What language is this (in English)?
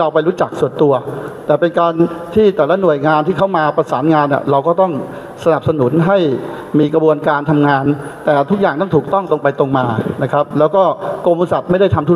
Thai